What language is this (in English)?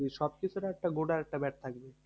Bangla